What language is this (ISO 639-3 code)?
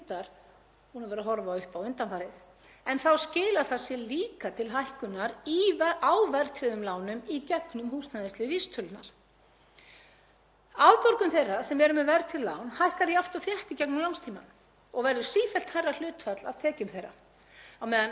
isl